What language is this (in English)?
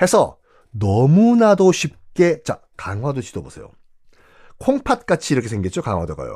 Korean